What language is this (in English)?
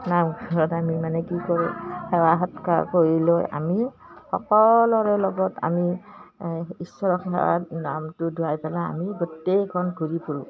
Assamese